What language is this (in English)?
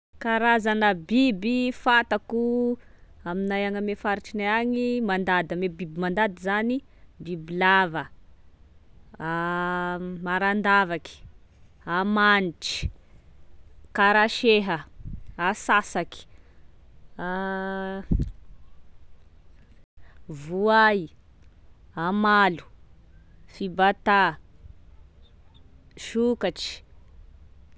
Tesaka Malagasy